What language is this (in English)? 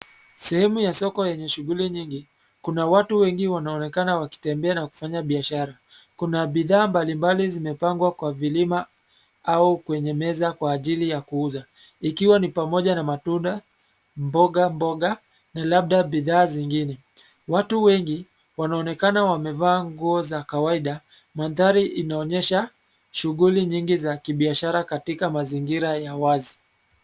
Swahili